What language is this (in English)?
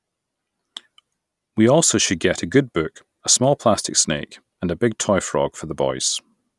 English